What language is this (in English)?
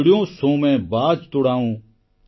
Odia